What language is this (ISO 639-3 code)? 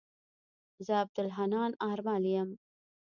pus